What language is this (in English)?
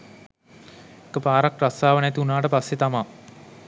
Sinhala